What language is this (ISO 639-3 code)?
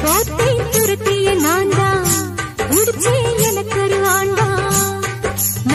ara